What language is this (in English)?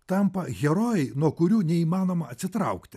Lithuanian